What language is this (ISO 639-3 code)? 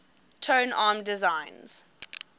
eng